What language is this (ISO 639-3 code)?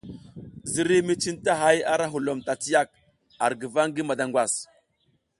giz